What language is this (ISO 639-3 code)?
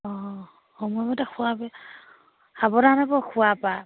asm